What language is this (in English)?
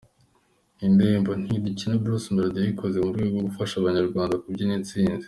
Kinyarwanda